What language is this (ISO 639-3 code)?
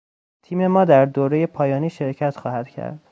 fas